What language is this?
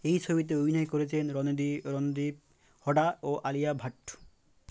Bangla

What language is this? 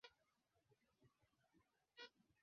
Swahili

